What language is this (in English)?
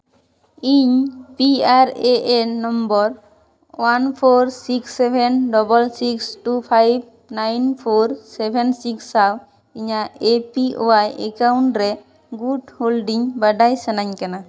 Santali